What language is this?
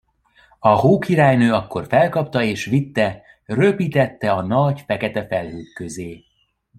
Hungarian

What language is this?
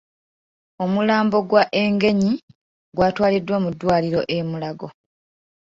Ganda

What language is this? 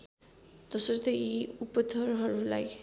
Nepali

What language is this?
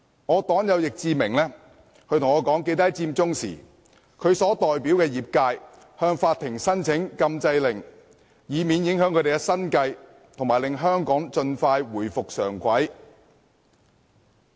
Cantonese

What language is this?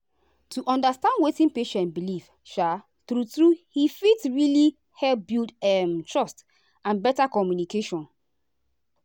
Nigerian Pidgin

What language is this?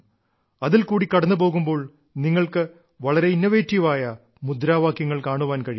Malayalam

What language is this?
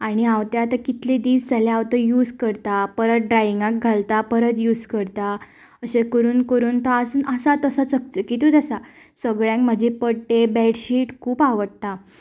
Konkani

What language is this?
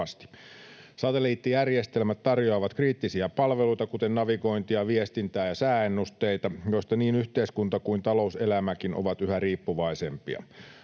Finnish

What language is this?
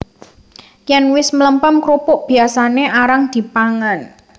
Javanese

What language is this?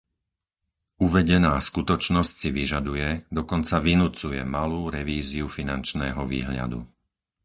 Slovak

